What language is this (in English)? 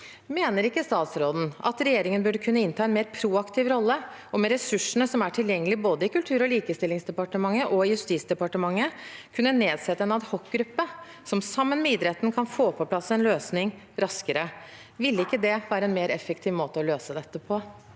Norwegian